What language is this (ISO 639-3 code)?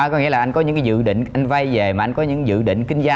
vie